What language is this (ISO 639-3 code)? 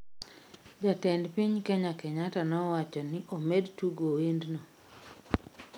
luo